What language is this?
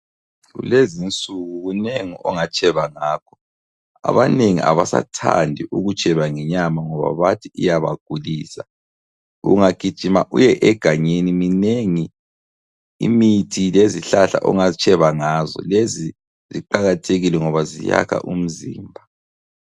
North Ndebele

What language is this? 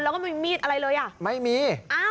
Thai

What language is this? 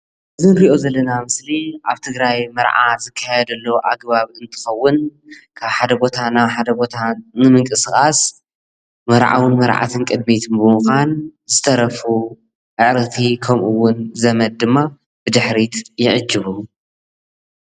Tigrinya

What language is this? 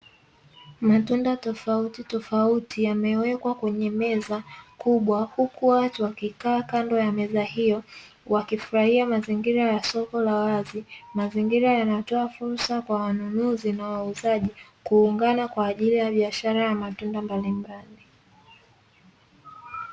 Swahili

